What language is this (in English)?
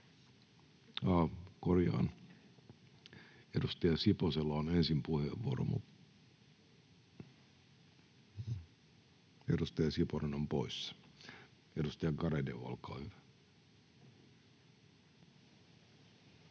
Finnish